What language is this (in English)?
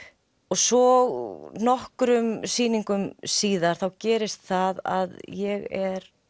Icelandic